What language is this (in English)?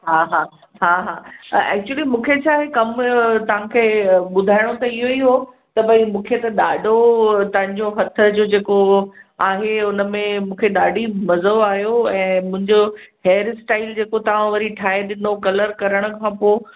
Sindhi